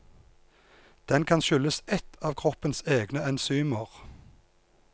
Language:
Norwegian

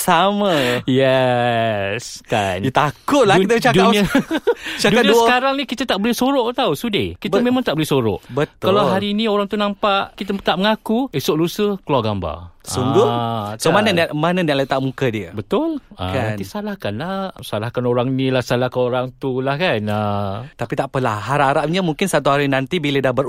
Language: Malay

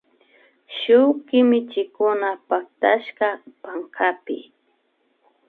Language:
Imbabura Highland Quichua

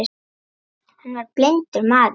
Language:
Icelandic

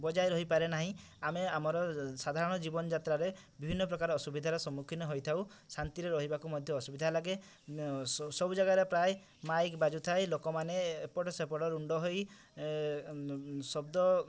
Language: Odia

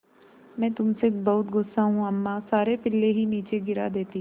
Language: Hindi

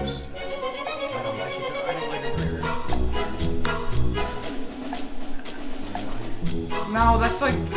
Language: English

